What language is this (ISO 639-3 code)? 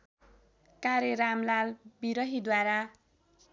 nep